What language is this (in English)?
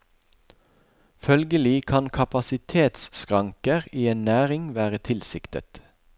Norwegian